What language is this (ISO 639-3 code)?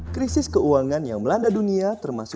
ind